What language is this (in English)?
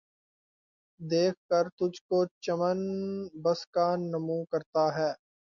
Urdu